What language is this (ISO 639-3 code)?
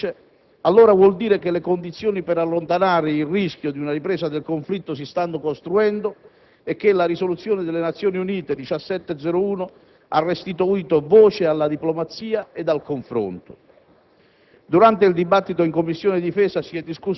ita